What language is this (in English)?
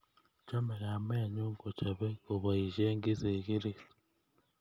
Kalenjin